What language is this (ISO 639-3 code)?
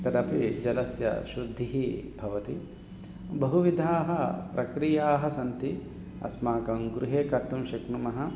san